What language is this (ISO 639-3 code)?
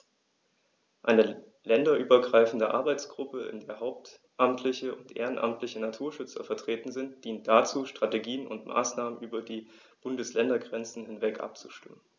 deu